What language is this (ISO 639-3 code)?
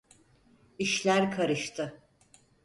tur